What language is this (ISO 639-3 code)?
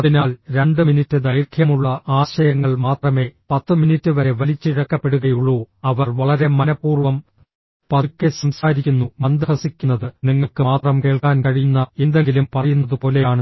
mal